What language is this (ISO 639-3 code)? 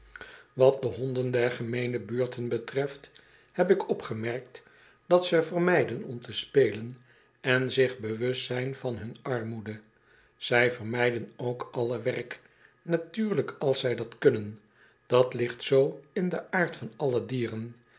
nld